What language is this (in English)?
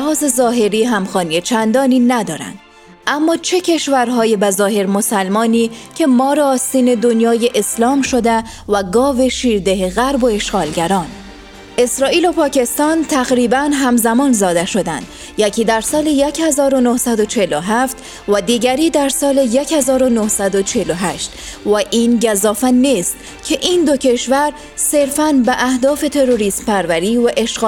Persian